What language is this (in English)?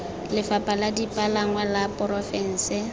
Tswana